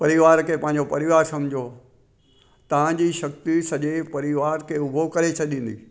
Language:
Sindhi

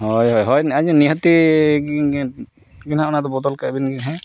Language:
Santali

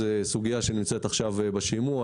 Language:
Hebrew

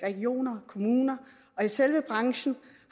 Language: Danish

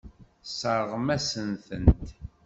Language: Kabyle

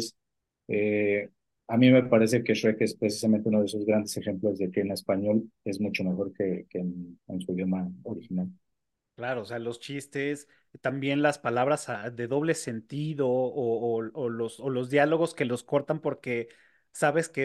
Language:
Spanish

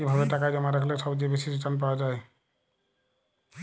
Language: Bangla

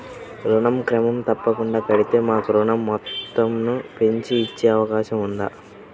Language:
Telugu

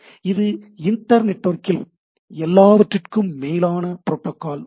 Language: Tamil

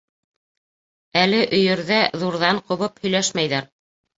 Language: Bashkir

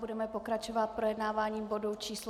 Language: Czech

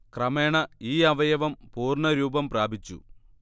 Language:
Malayalam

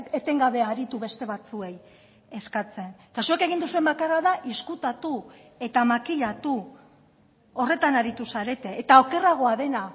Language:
Basque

